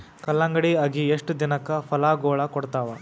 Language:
Kannada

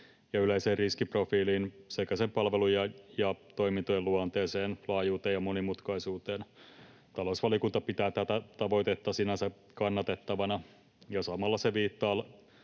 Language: Finnish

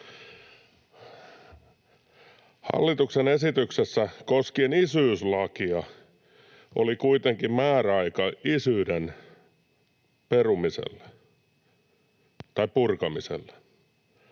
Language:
Finnish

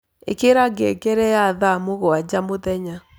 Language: Kikuyu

